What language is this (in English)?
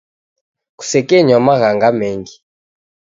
Taita